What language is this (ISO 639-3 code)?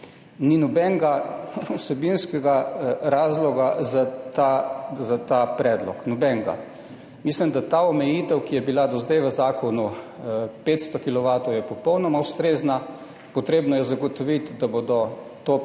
slv